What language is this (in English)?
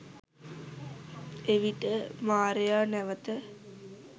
Sinhala